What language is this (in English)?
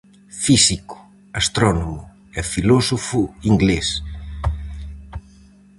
Galician